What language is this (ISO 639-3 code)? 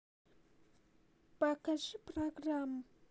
rus